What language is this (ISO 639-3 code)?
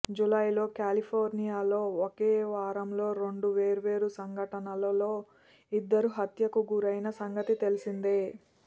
tel